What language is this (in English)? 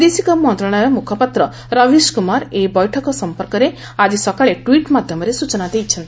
Odia